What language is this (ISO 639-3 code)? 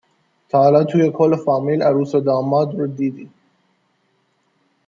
fas